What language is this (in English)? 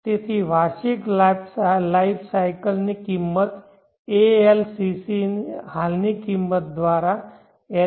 Gujarati